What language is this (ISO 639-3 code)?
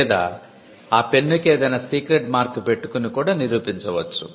tel